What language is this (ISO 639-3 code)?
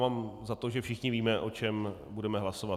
ces